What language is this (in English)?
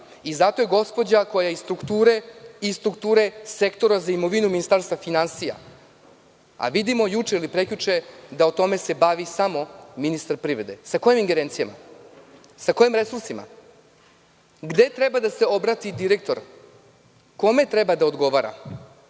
Serbian